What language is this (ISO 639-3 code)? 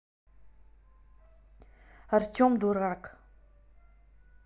rus